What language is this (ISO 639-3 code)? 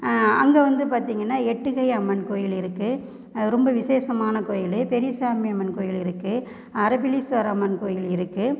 tam